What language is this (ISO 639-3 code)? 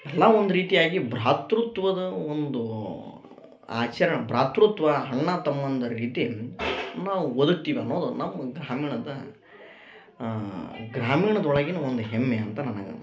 kan